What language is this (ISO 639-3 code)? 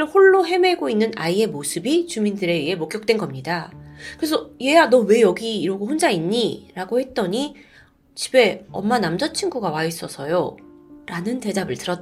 kor